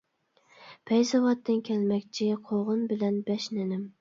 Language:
Uyghur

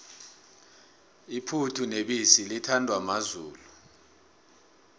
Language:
South Ndebele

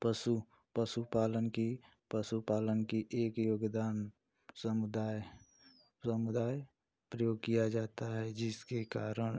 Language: Hindi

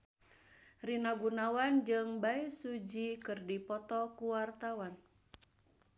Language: Sundanese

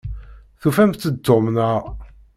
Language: Kabyle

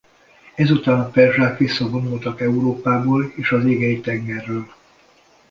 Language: Hungarian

